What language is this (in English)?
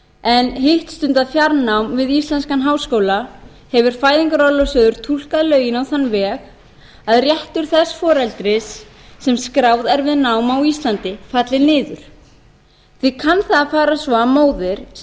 Icelandic